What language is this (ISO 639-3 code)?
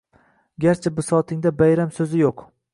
uzb